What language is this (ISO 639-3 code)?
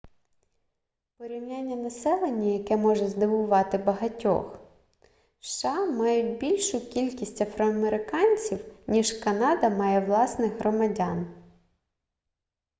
ukr